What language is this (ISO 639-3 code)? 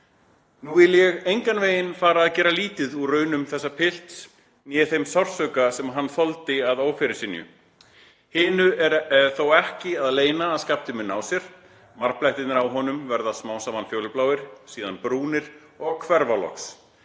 isl